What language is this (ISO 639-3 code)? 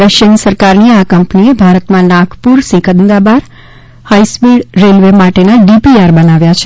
guj